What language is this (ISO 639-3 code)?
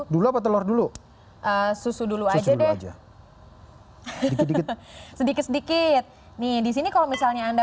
ind